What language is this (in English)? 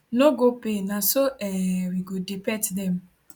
Nigerian Pidgin